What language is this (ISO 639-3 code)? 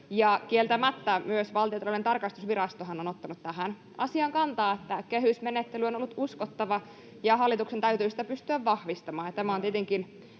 fin